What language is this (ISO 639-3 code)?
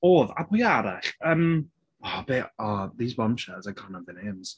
cym